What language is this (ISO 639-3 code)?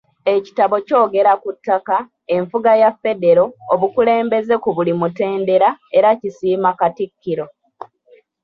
lug